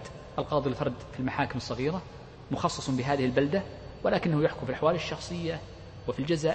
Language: Arabic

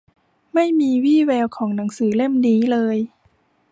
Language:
Thai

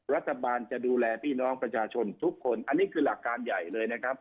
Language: Thai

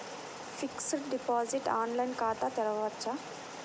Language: Telugu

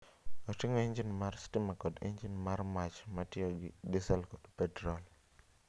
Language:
Luo (Kenya and Tanzania)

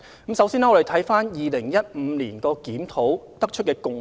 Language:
Cantonese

